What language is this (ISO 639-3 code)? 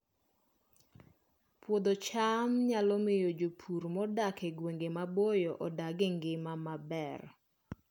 luo